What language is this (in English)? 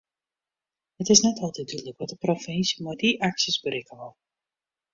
Western Frisian